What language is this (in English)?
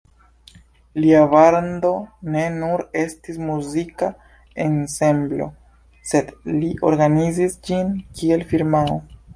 Esperanto